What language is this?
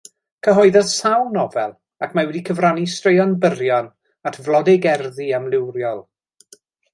Welsh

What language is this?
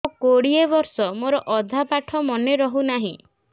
Odia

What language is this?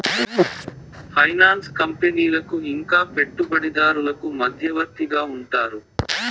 Telugu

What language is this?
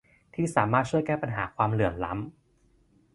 Thai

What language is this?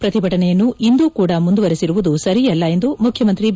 Kannada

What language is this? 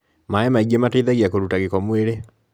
Kikuyu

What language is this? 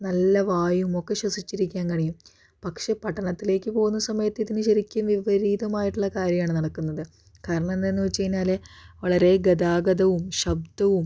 Malayalam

